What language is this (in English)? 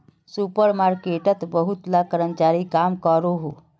Magahi